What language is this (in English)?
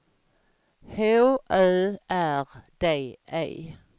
Swedish